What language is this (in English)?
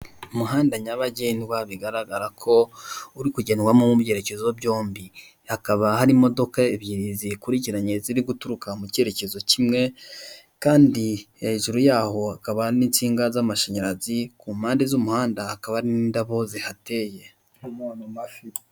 Kinyarwanda